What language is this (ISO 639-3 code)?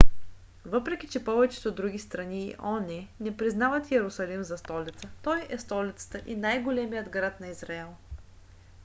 bul